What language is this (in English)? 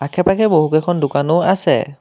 Assamese